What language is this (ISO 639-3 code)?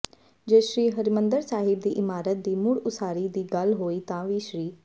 pan